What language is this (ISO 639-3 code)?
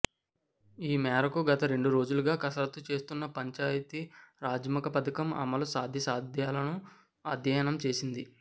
tel